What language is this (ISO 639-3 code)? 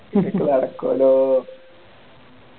mal